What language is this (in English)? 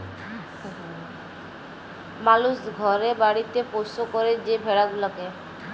Bangla